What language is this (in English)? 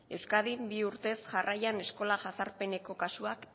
Basque